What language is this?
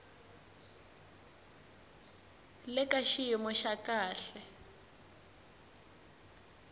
Tsonga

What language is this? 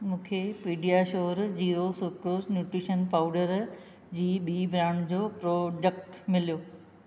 Sindhi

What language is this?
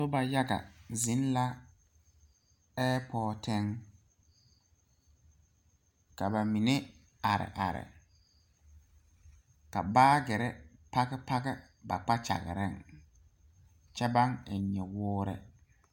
Southern Dagaare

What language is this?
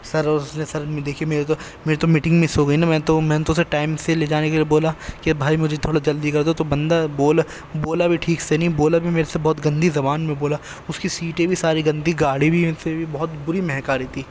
Urdu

